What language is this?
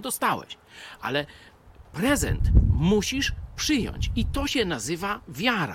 Polish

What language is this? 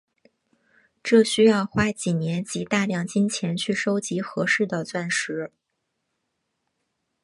Chinese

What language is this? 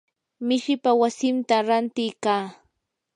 Yanahuanca Pasco Quechua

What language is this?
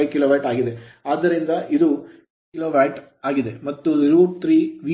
Kannada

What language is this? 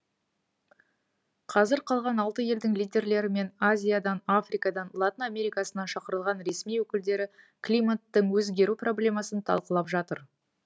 Kazakh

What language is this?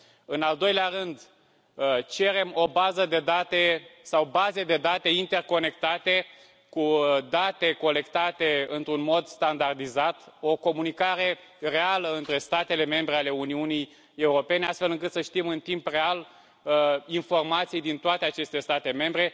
Romanian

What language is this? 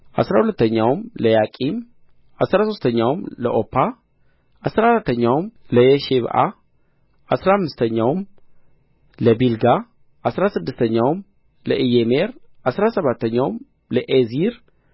Amharic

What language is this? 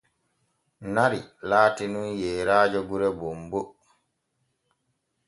Borgu Fulfulde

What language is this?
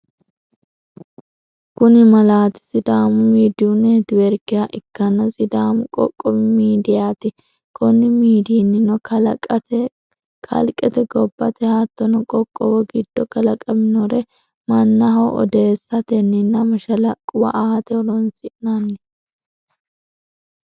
Sidamo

